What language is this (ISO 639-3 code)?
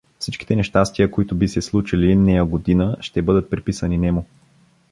bul